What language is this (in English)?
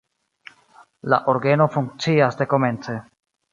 Esperanto